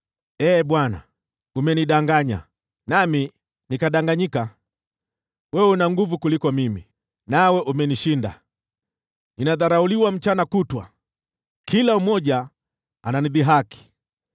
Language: Swahili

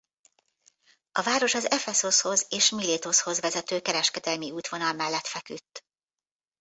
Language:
Hungarian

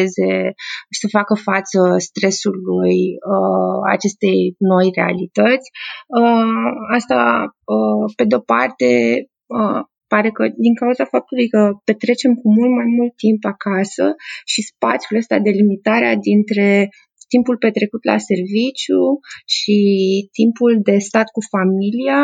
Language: Romanian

